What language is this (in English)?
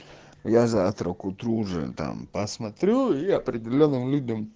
Russian